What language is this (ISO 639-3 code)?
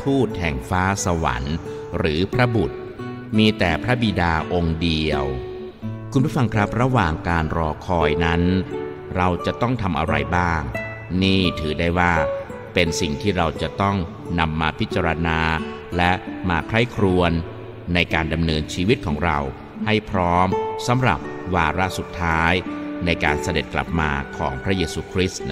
tha